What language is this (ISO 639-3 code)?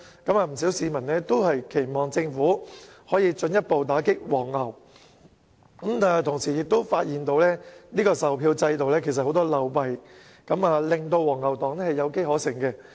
yue